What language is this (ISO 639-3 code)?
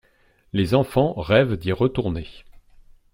fra